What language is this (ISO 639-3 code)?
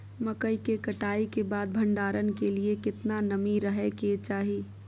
mai